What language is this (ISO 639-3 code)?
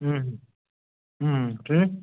kas